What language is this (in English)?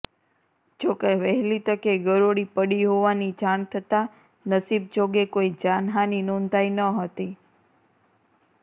Gujarati